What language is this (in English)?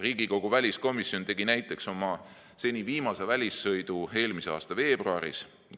Estonian